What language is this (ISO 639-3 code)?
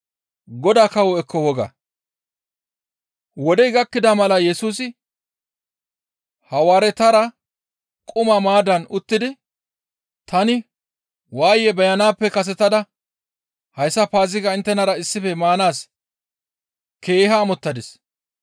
gmv